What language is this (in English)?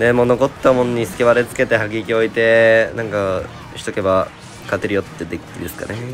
Japanese